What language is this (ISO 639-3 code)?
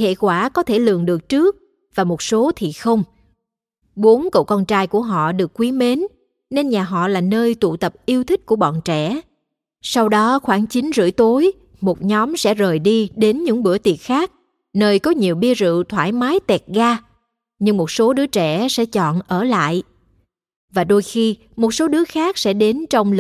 vie